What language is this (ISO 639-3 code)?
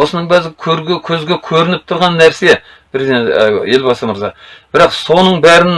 kaz